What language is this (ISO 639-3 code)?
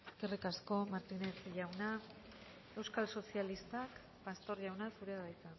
eus